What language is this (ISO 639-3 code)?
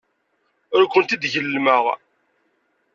kab